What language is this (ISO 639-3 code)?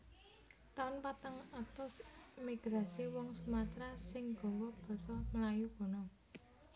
jav